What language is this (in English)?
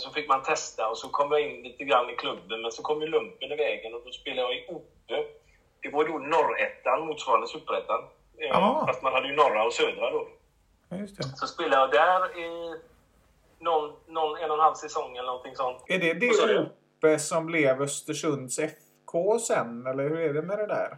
Swedish